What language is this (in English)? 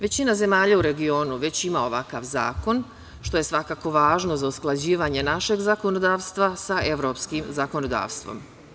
Serbian